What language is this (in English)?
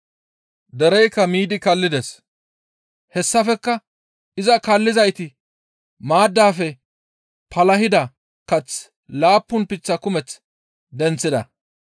Gamo